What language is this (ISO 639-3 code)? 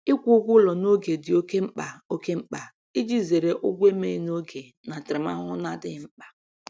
ibo